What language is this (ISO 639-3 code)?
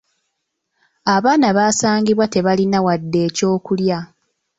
lug